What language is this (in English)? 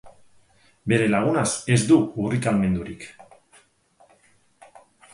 Basque